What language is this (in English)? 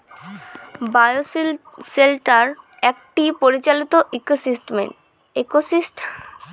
Bangla